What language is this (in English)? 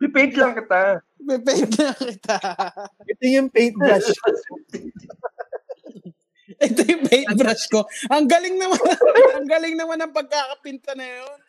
Filipino